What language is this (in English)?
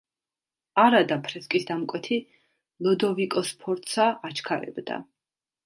Georgian